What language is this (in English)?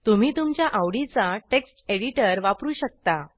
Marathi